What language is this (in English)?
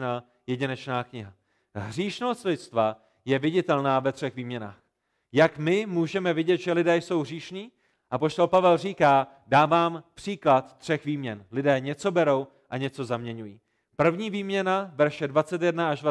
Czech